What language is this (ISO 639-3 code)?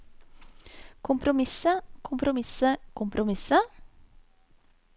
nor